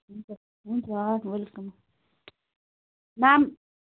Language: Nepali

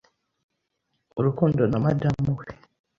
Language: Kinyarwanda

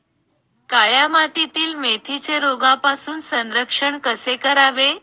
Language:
Marathi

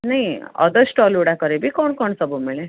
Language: Odia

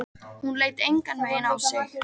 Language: Icelandic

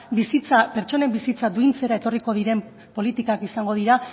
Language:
Basque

